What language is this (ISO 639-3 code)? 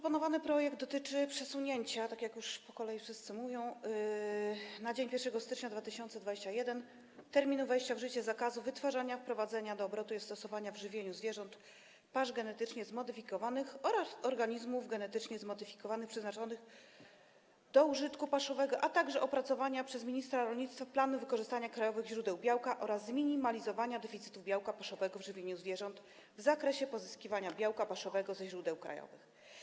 pol